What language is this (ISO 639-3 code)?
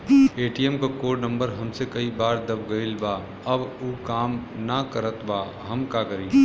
bho